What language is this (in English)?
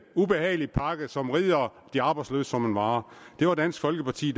Danish